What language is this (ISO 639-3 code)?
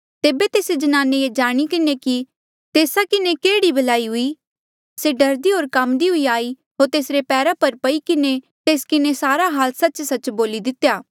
mjl